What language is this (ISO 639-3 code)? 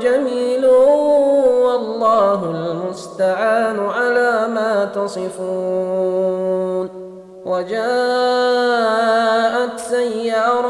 ara